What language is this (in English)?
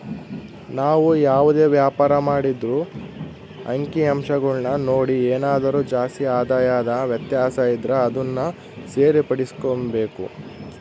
Kannada